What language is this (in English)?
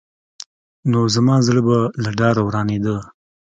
Pashto